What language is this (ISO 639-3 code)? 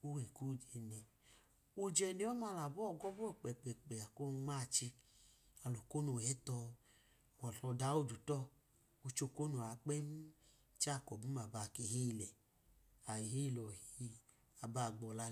idu